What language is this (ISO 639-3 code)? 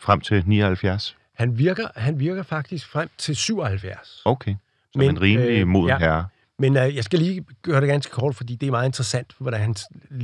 dan